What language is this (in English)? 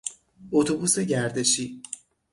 Persian